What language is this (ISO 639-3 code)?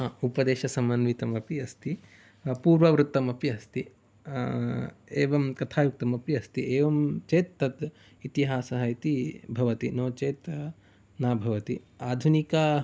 san